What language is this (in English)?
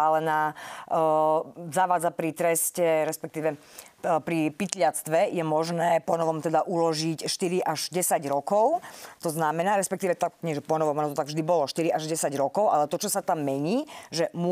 Slovak